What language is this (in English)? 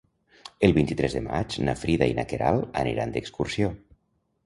Catalan